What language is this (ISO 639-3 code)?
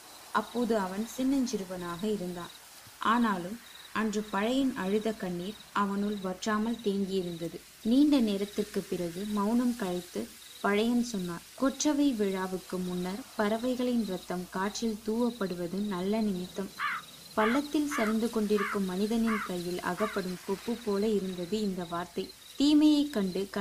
tam